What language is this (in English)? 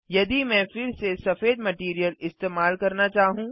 Hindi